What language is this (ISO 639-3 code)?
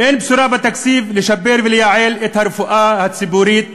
heb